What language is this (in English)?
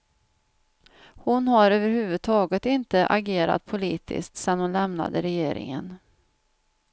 Swedish